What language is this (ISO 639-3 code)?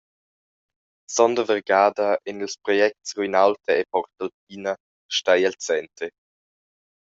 roh